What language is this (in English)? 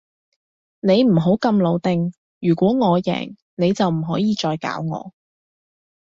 Cantonese